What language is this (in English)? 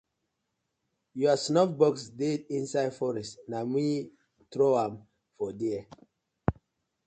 Nigerian Pidgin